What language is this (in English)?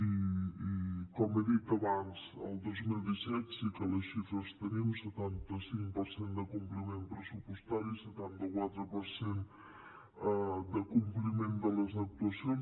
Catalan